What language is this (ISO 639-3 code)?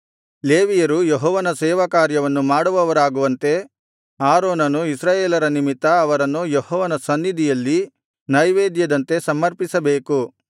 kan